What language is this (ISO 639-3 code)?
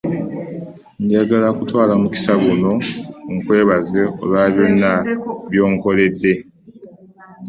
lug